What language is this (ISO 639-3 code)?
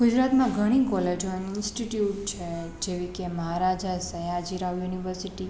guj